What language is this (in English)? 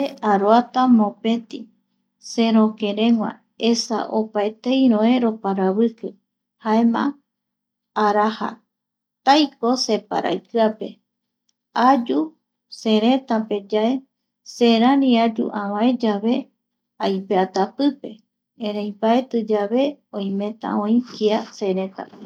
Eastern Bolivian Guaraní